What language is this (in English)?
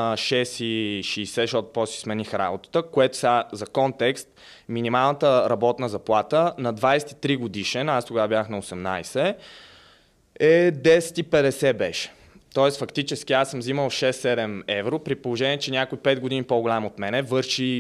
Bulgarian